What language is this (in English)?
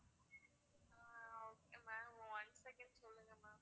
Tamil